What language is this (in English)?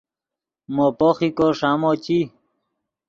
Yidgha